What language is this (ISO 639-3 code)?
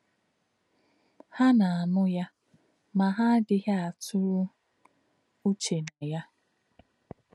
ibo